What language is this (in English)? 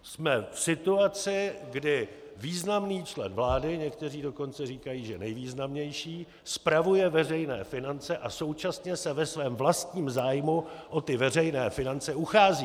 Czech